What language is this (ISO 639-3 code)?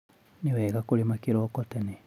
kik